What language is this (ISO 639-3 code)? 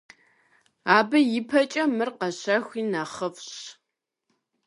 kbd